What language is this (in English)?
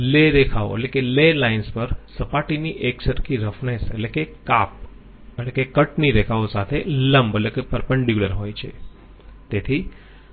Gujarati